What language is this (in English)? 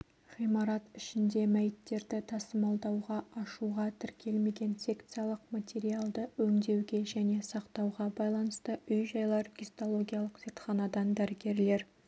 Kazakh